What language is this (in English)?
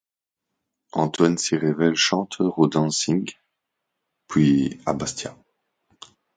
French